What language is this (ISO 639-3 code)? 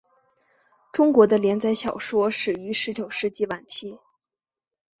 zho